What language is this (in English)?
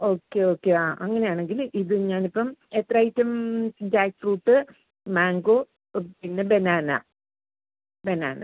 Malayalam